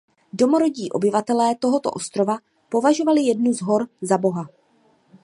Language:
Czech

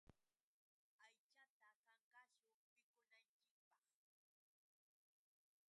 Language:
Yauyos Quechua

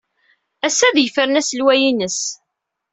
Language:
Kabyle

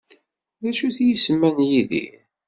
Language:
Kabyle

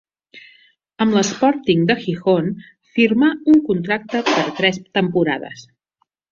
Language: Catalan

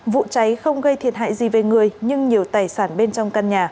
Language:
Vietnamese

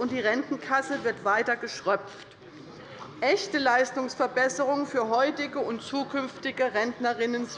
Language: German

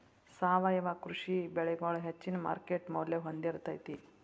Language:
Kannada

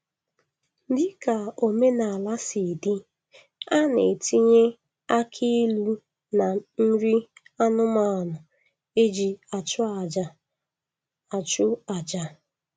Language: Igbo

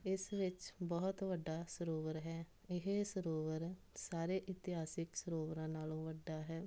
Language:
Punjabi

